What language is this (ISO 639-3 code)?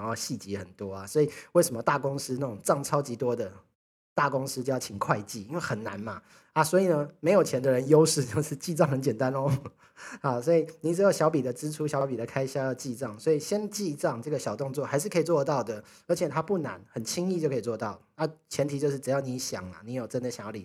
zho